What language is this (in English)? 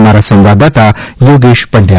Gujarati